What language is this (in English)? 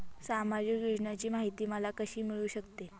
Marathi